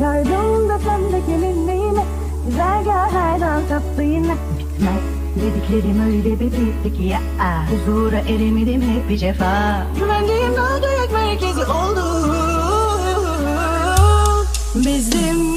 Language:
Turkish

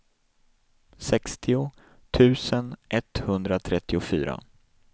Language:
Swedish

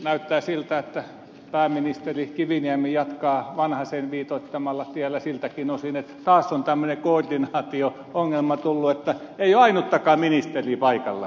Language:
Finnish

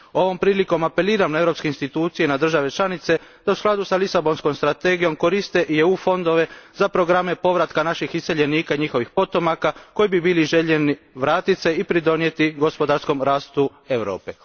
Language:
Croatian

